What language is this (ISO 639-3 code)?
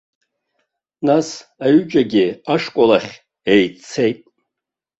abk